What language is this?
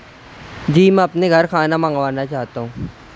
Urdu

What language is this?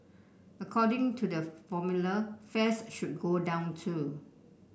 English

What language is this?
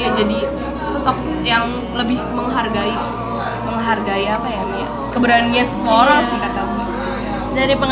Indonesian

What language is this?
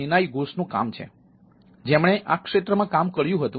Gujarati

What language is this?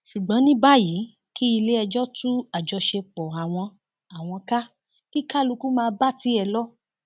Yoruba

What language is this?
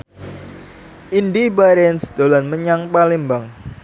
Javanese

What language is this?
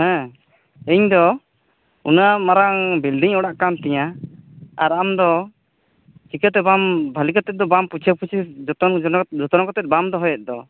Santali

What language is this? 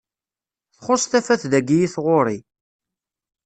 Kabyle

